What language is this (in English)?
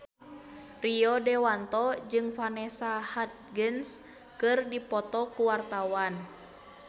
Sundanese